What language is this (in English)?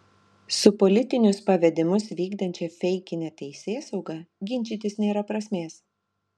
Lithuanian